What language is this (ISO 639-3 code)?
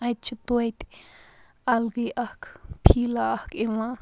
kas